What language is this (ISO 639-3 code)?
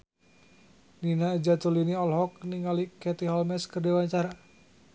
sun